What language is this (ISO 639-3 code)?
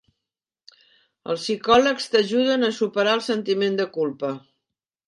cat